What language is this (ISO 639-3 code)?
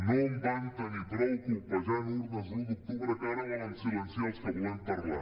cat